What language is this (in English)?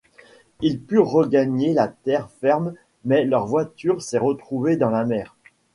French